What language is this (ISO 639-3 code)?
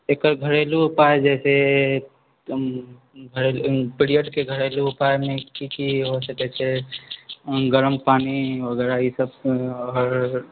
mai